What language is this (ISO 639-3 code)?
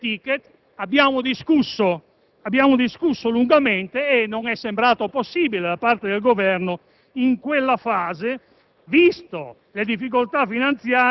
ita